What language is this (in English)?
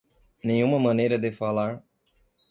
Portuguese